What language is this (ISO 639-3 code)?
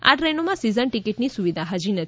guj